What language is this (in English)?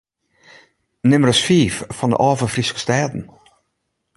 Western Frisian